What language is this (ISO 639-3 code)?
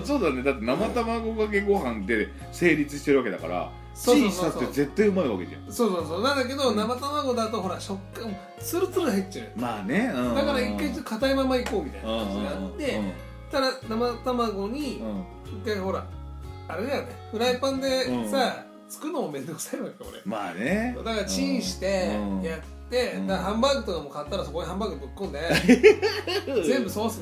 jpn